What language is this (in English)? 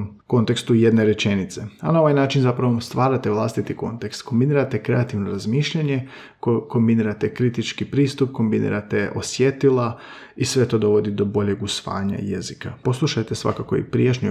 Croatian